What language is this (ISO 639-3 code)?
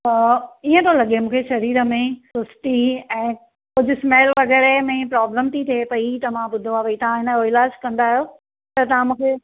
snd